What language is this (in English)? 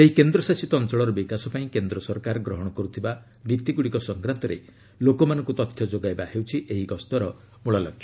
Odia